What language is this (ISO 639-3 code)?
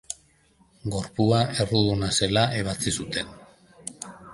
eus